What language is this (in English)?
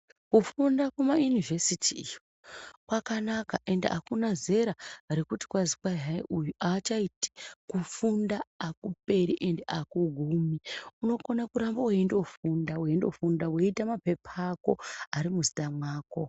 Ndau